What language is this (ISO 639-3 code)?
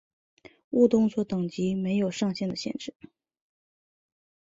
zho